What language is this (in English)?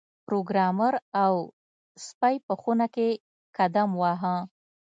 Pashto